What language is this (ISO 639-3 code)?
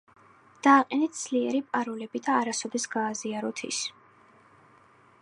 kat